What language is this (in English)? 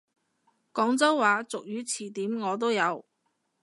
Cantonese